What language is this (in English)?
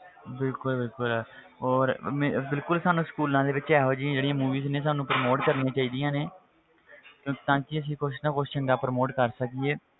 Punjabi